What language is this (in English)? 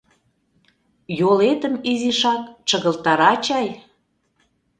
Mari